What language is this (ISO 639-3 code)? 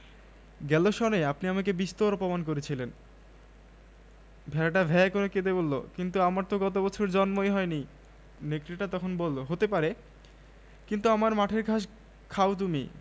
ben